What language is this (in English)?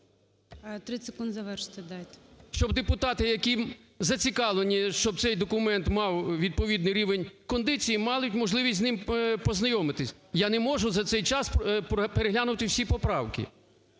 Ukrainian